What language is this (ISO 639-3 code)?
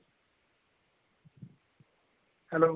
pan